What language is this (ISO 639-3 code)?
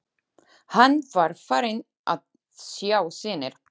isl